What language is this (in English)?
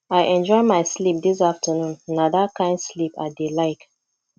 Nigerian Pidgin